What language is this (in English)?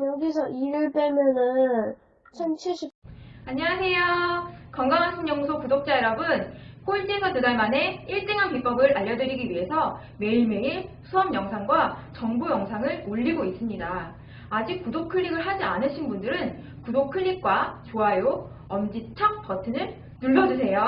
Korean